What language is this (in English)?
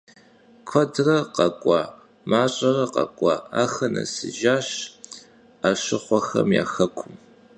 Kabardian